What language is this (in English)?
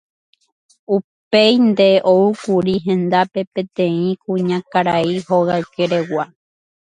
Guarani